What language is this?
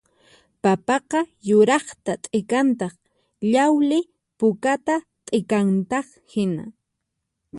Puno Quechua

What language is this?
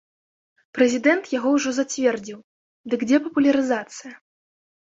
Belarusian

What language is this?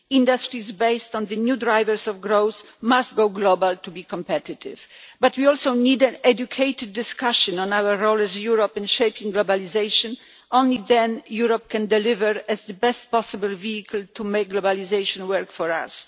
English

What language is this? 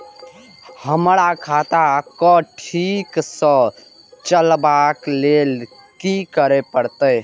Maithili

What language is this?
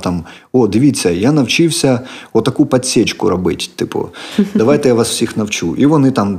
Ukrainian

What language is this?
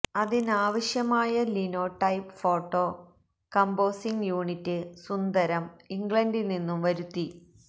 Malayalam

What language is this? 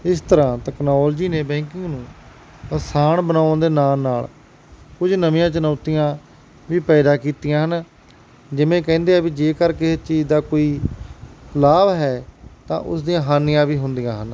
Punjabi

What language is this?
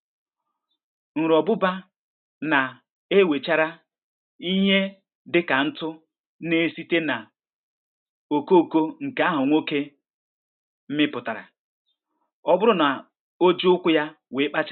Igbo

